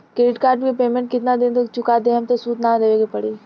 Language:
Bhojpuri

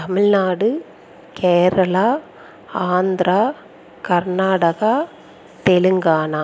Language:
Tamil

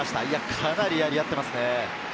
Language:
Japanese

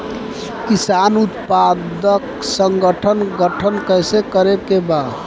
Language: Bhojpuri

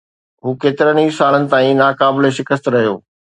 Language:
Sindhi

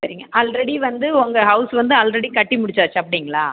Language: Tamil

